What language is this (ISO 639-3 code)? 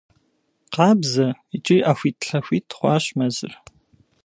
kbd